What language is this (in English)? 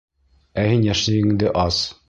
Bashkir